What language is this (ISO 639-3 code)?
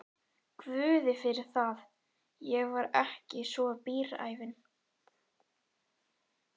isl